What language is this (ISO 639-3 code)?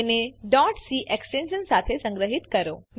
guj